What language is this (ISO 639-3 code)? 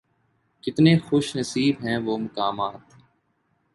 urd